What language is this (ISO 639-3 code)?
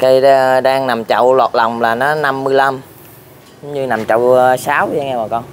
vie